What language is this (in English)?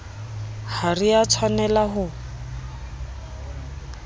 Southern Sotho